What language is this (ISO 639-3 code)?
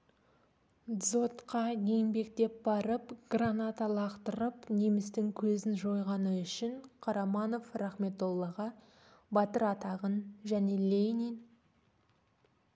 kaz